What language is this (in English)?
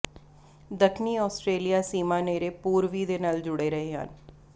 Punjabi